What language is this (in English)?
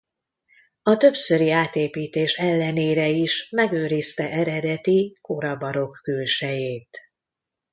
Hungarian